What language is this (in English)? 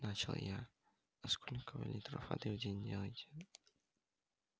Russian